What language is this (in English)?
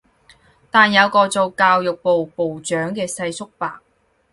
Cantonese